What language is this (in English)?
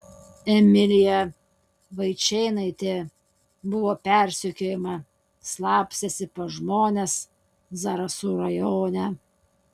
Lithuanian